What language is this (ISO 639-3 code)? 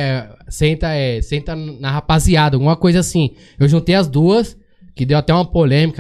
por